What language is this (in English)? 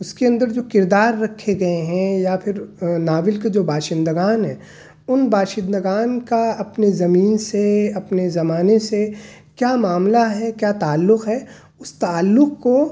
Urdu